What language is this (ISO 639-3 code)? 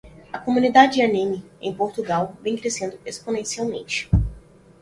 por